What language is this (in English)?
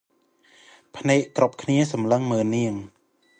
Khmer